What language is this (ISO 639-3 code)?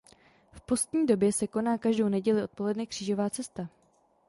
ces